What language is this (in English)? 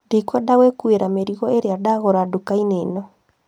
Kikuyu